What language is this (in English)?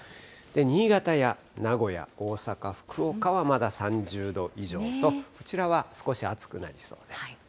Japanese